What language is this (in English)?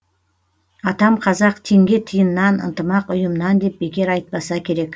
Kazakh